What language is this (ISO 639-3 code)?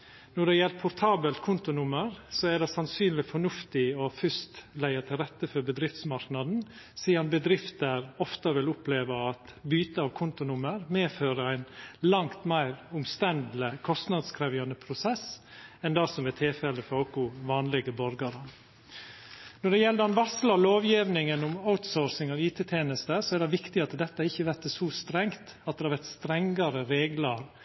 nno